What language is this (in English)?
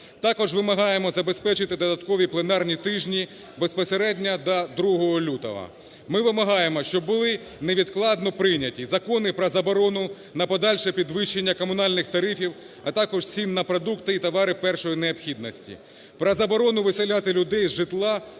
Ukrainian